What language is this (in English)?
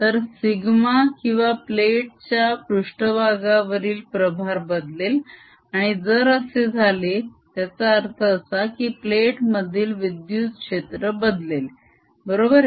Marathi